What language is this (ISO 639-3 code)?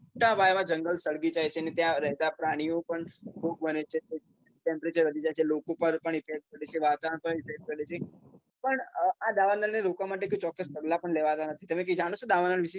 guj